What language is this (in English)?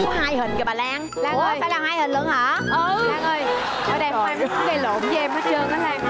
Vietnamese